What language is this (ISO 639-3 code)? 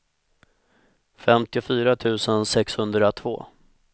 swe